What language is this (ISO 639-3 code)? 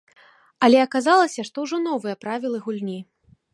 bel